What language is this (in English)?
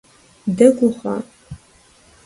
Kabardian